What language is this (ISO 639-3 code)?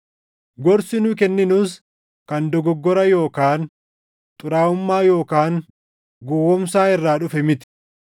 orm